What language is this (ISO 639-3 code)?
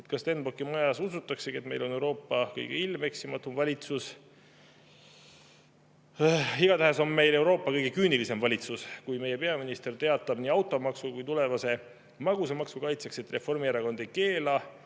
est